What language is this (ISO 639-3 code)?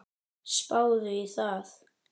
isl